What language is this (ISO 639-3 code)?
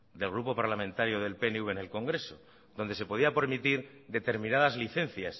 spa